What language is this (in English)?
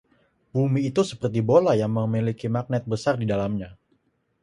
Indonesian